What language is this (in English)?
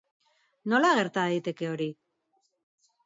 Basque